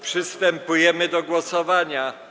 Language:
Polish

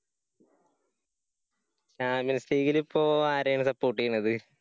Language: Malayalam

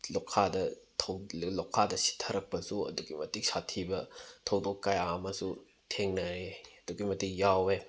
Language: Manipuri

